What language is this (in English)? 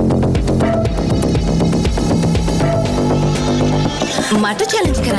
Thai